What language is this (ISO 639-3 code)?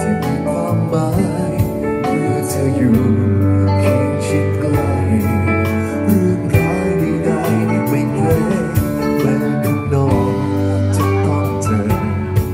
tha